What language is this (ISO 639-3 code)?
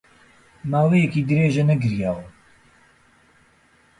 ckb